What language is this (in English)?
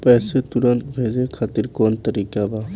Bhojpuri